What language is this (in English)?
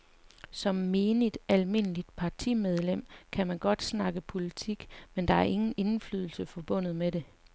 Danish